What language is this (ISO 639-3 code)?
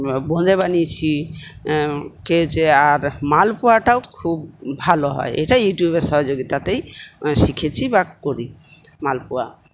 ben